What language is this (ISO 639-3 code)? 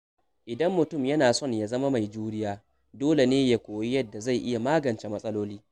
hau